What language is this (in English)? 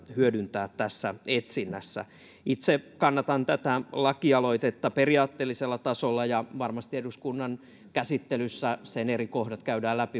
Finnish